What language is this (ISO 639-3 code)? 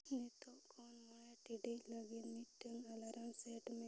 sat